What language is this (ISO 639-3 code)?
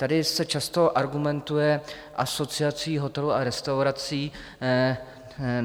ces